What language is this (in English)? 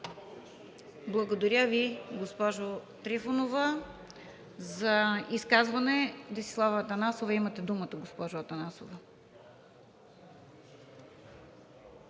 Bulgarian